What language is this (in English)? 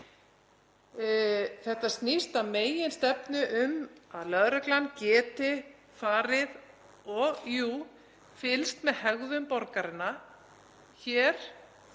Icelandic